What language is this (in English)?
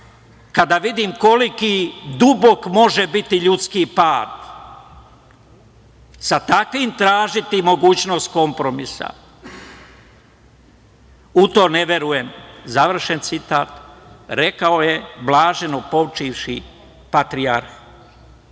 Serbian